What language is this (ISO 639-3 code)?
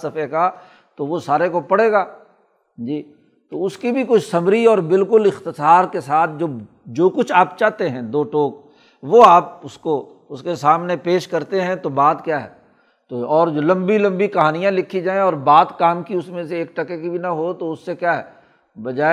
urd